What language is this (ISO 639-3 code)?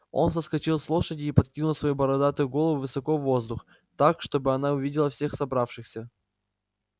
rus